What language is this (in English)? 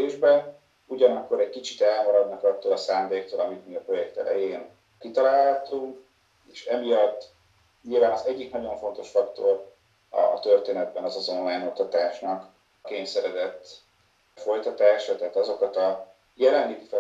Hungarian